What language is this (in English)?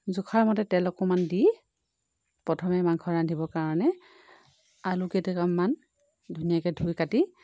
Assamese